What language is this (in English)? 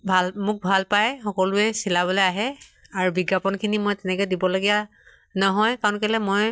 Assamese